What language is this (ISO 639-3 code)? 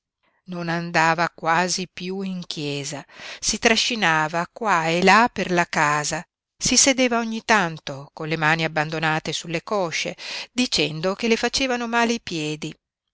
ita